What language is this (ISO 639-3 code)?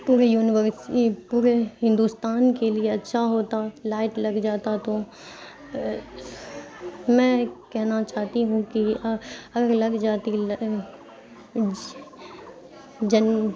urd